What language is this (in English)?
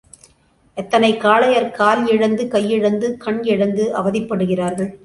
Tamil